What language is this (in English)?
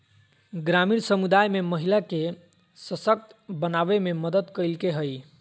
Magahi